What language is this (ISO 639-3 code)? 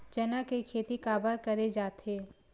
hne